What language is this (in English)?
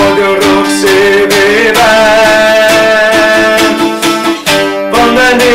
Greek